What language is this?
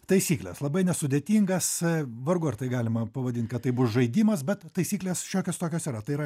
Lithuanian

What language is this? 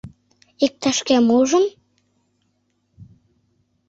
Mari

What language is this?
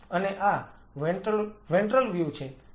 Gujarati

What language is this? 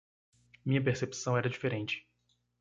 Portuguese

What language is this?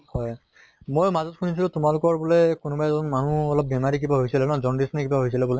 Assamese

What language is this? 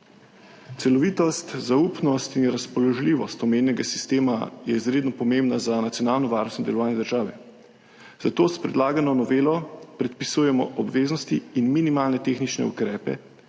Slovenian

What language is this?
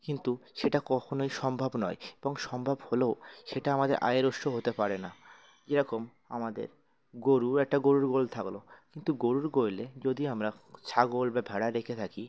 Bangla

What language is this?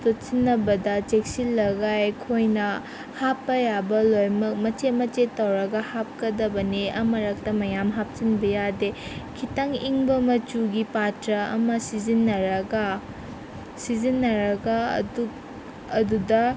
Manipuri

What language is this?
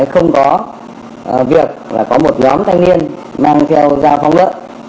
Vietnamese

